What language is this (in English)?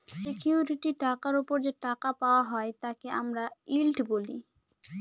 Bangla